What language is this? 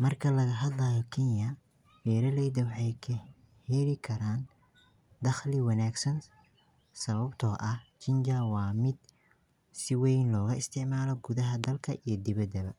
Somali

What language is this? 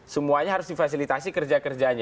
Indonesian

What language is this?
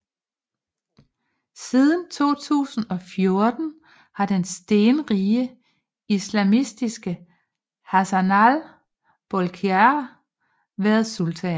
Danish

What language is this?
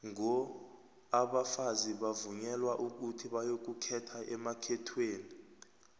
South Ndebele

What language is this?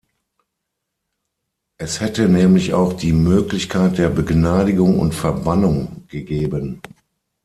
German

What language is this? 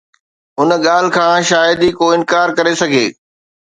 Sindhi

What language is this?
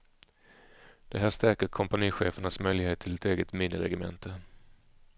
Swedish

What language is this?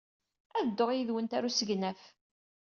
Kabyle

